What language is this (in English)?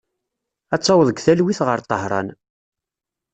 Kabyle